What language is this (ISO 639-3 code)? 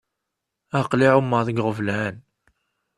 kab